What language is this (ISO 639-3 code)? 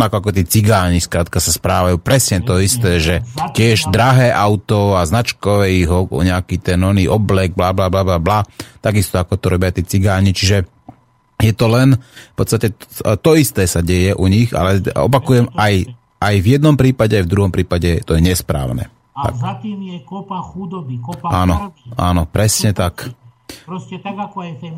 slk